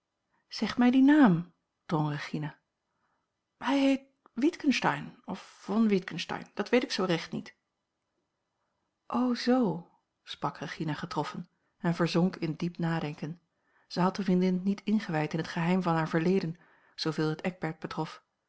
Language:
Dutch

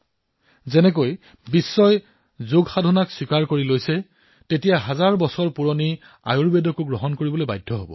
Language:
Assamese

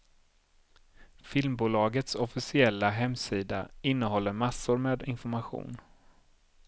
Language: Swedish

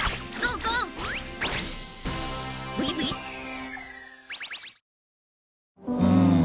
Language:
Japanese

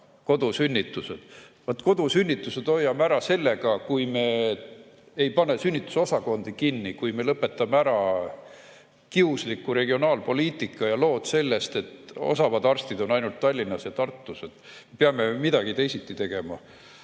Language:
Estonian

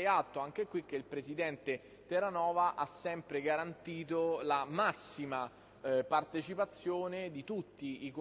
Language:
Italian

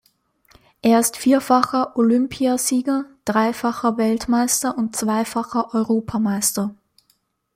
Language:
German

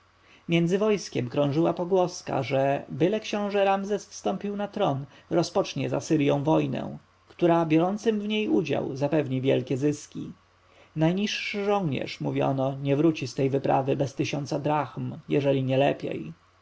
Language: Polish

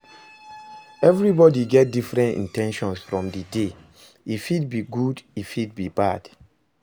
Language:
Nigerian Pidgin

